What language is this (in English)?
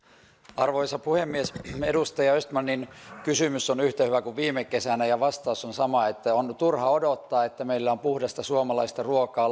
Finnish